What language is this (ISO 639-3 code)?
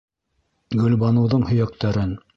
bak